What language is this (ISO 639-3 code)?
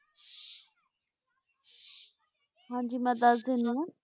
pan